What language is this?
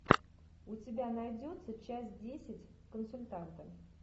Russian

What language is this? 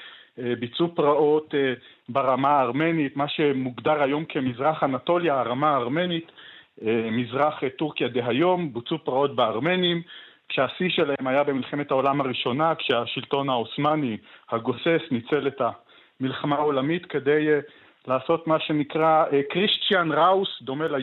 Hebrew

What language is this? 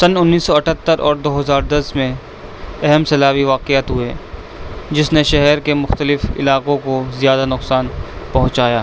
Urdu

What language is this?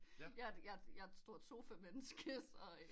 Danish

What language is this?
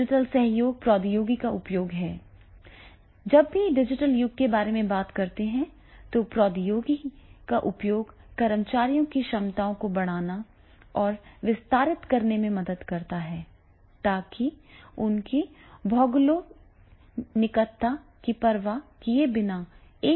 Hindi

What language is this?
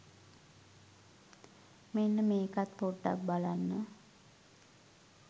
Sinhala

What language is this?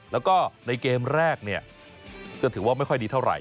Thai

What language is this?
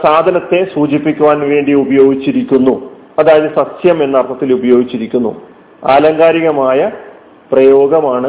Malayalam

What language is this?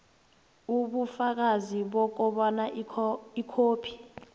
South Ndebele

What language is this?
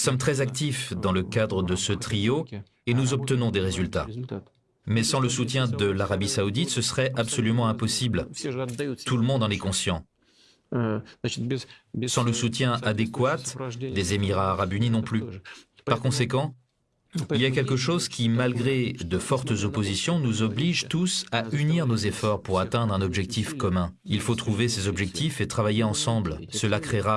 French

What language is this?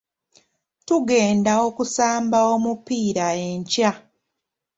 Ganda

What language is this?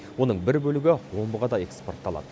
Kazakh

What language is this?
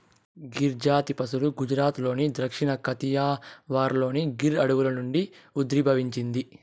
Telugu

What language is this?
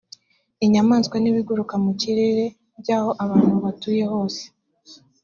Kinyarwanda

